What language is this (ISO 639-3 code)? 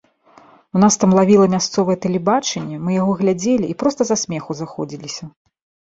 bel